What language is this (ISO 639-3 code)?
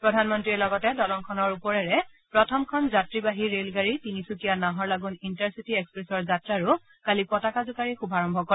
asm